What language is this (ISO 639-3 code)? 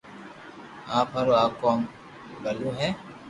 lrk